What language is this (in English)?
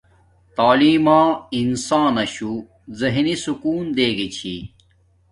Domaaki